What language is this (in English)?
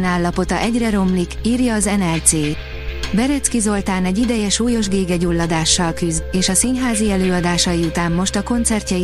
Hungarian